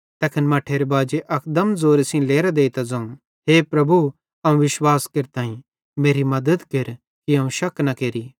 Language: Bhadrawahi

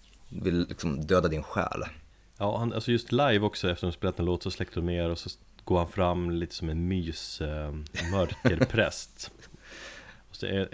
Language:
Swedish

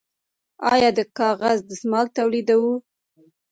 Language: Pashto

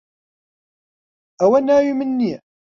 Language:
Central Kurdish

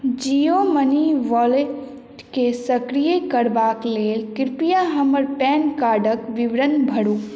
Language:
Maithili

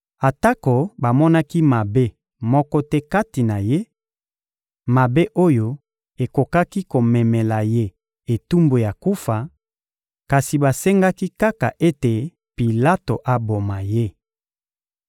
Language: Lingala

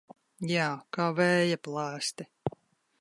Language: Latvian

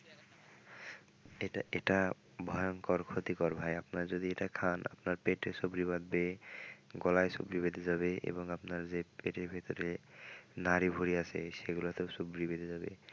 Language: Bangla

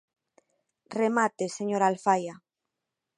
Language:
Galician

